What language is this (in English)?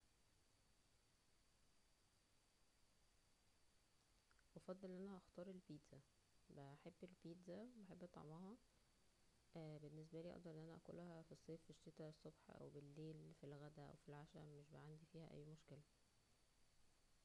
Egyptian Arabic